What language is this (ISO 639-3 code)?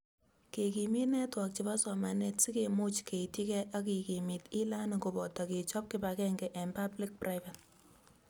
kln